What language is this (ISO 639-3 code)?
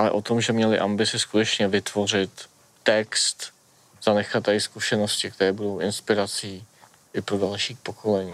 ces